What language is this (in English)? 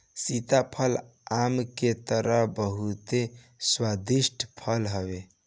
Bhojpuri